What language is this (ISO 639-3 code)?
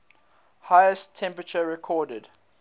eng